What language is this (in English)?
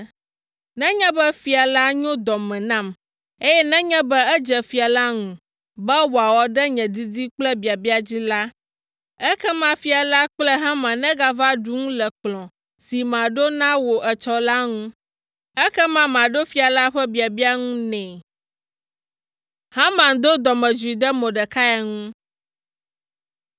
Ewe